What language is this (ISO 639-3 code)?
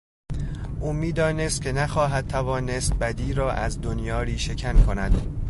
fas